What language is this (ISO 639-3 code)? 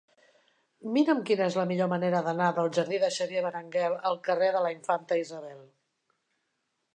cat